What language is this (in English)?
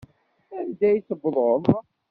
Kabyle